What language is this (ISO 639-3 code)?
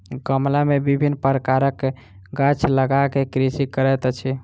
mai